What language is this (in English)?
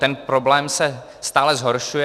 Czech